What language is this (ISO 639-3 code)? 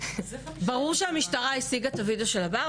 heb